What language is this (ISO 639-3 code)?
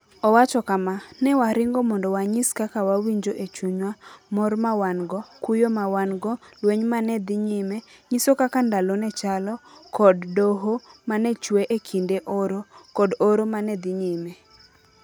luo